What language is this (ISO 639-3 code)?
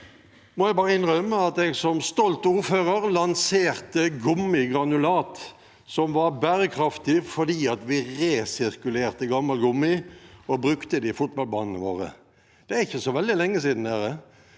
nor